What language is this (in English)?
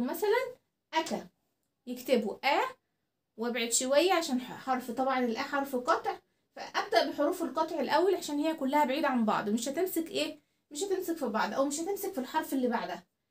Arabic